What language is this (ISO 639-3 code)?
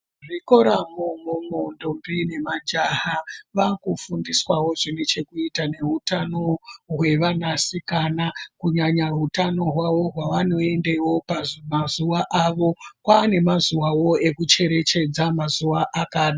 ndc